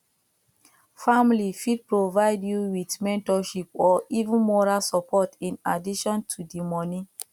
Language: Nigerian Pidgin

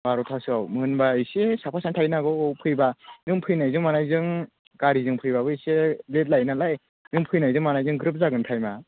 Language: Bodo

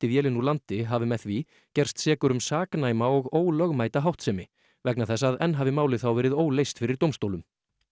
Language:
Icelandic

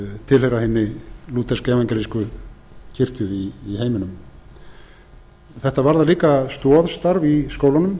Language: Icelandic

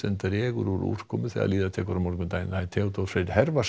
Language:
Icelandic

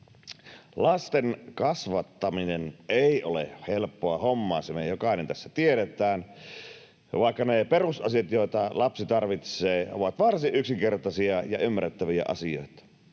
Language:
Finnish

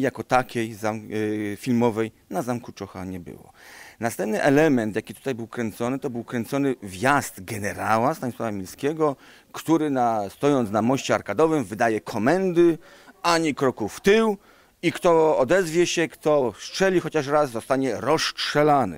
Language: Polish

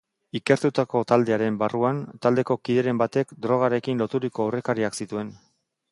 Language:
Basque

